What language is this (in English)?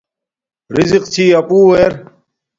Domaaki